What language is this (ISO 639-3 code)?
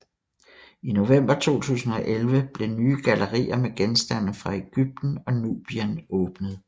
dan